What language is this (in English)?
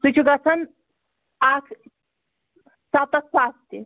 Kashmiri